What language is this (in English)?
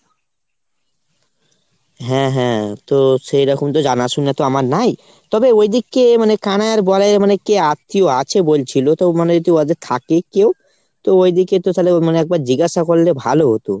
Bangla